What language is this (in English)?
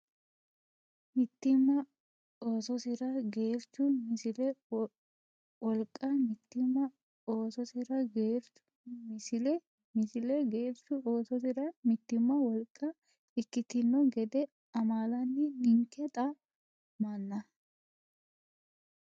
Sidamo